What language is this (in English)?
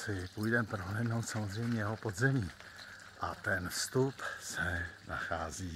Czech